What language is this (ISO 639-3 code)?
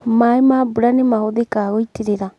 kik